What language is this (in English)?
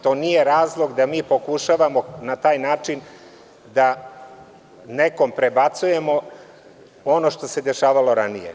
Serbian